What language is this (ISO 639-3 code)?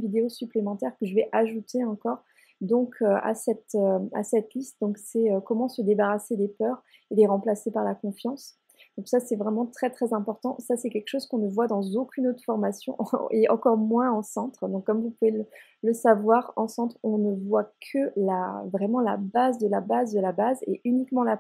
fra